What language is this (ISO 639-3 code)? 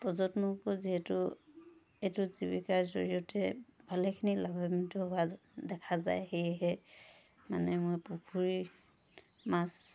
asm